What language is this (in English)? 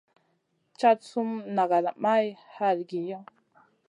Masana